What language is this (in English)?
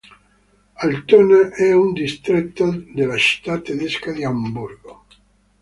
Italian